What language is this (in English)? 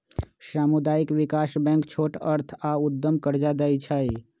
Magahi